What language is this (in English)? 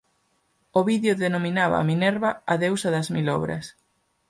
Galician